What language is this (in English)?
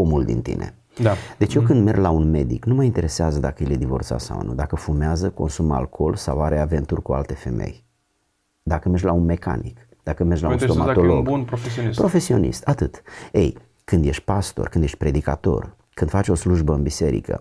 Romanian